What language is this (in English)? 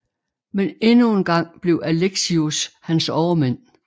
Danish